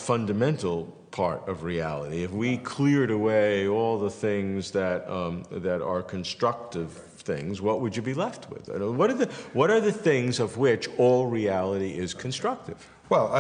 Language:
English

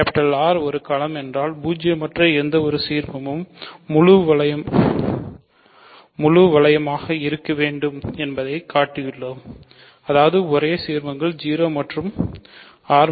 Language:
Tamil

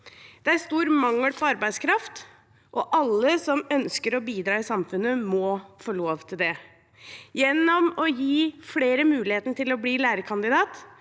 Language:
Norwegian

